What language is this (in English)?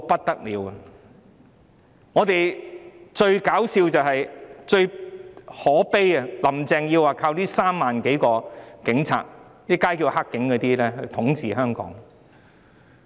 Cantonese